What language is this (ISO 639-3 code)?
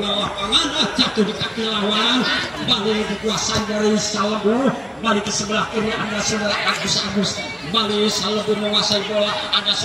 ind